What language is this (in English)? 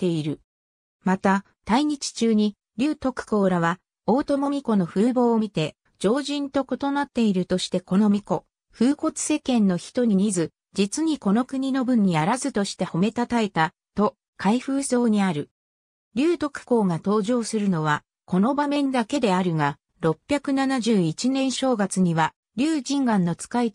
Japanese